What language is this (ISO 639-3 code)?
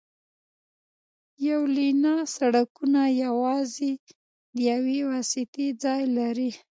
pus